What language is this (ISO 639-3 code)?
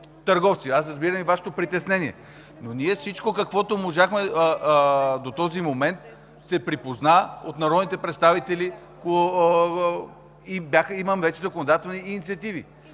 bul